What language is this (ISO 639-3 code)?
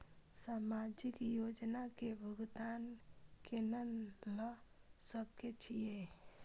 mai